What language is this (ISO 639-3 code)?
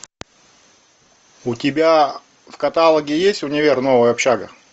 rus